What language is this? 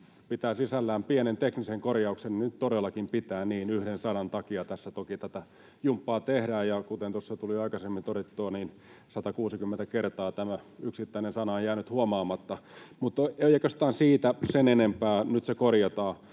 Finnish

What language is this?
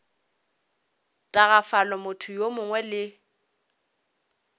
Northern Sotho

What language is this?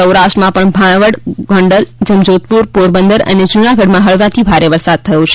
Gujarati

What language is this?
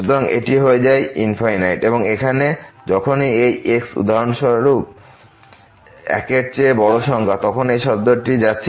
Bangla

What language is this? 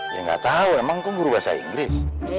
Indonesian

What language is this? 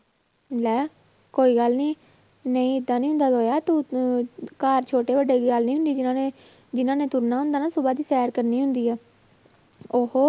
Punjabi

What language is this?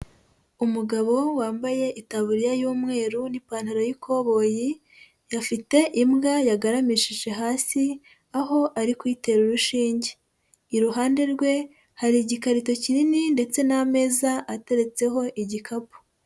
Kinyarwanda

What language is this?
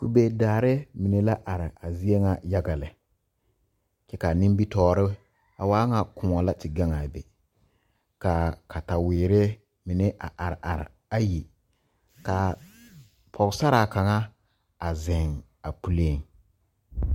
Southern Dagaare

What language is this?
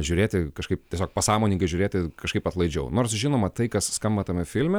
Lithuanian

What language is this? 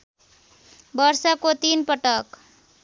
Nepali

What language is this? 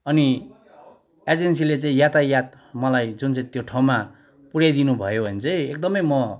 Nepali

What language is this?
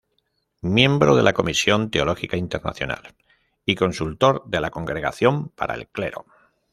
Spanish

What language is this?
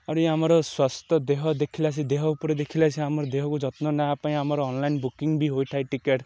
Odia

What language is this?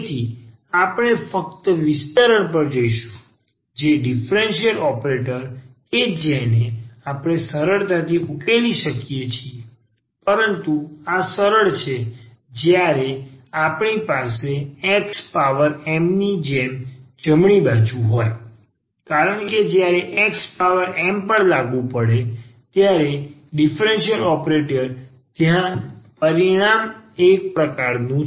Gujarati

